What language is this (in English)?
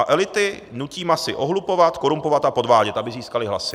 Czech